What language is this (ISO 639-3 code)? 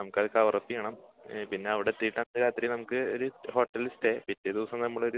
mal